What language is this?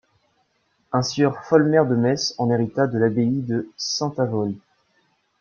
French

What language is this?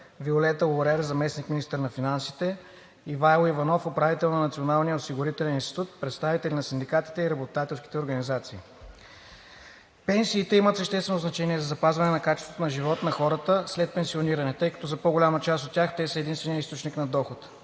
Bulgarian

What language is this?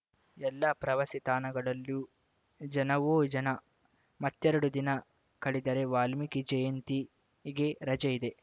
Kannada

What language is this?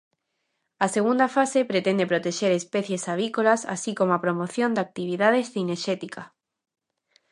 Galician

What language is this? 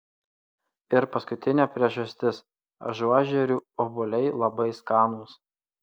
Lithuanian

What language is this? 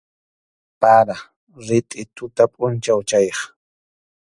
Arequipa-La Unión Quechua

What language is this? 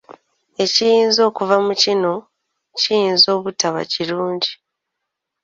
Ganda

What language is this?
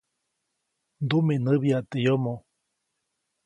Copainalá Zoque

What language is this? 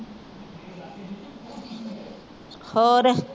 Punjabi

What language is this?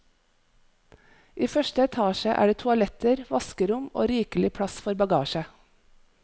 Norwegian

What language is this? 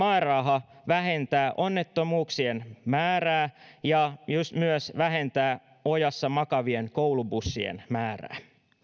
Finnish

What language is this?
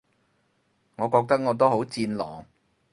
Cantonese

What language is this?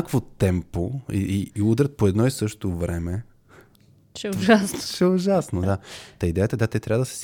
Bulgarian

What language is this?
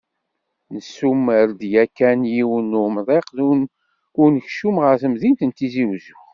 Kabyle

